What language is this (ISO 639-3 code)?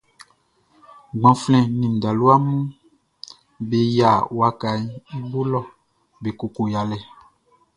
bci